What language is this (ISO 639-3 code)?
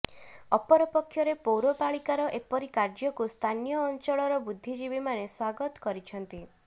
ori